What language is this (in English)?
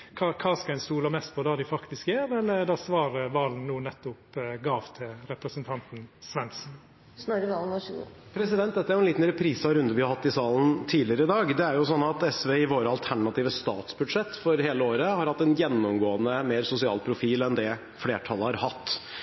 Norwegian